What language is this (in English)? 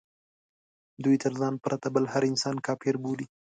Pashto